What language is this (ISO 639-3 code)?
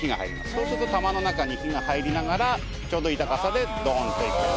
jpn